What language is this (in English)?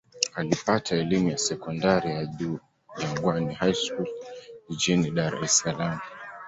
Swahili